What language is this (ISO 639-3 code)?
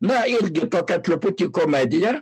lit